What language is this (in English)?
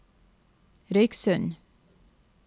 Norwegian